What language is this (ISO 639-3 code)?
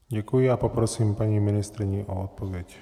ces